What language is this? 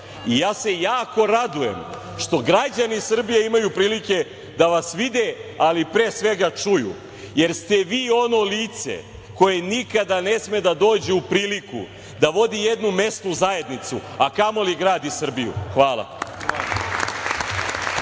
Serbian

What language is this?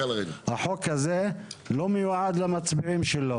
Hebrew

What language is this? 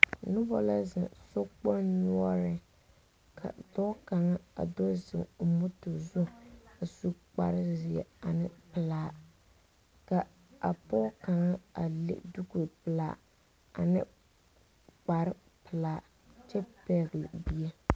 Southern Dagaare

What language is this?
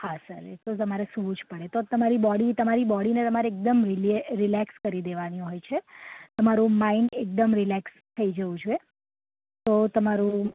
Gujarati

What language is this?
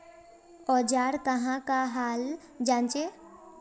Magahi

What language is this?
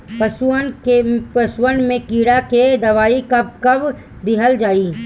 Bhojpuri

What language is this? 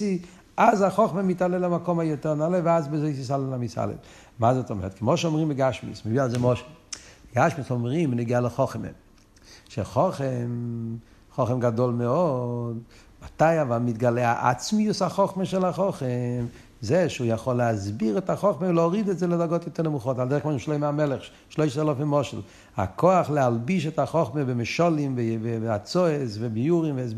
Hebrew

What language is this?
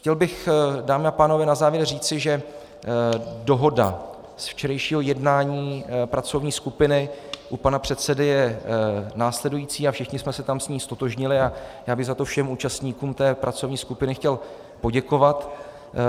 Czech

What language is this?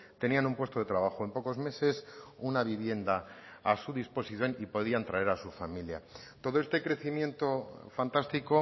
Spanish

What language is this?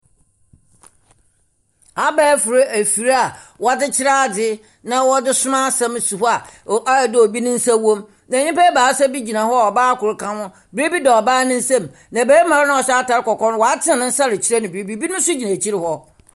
Akan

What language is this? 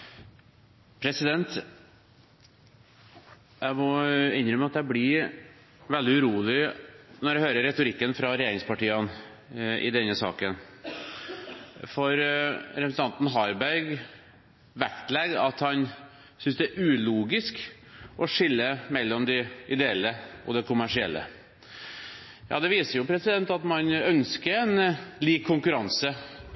Norwegian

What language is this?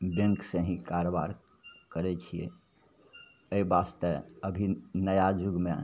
Maithili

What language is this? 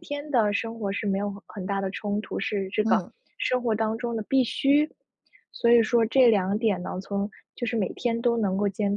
Chinese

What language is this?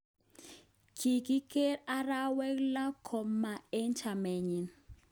Kalenjin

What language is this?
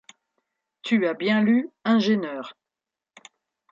French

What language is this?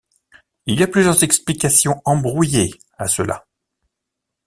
French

